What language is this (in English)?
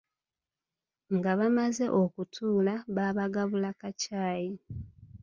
Ganda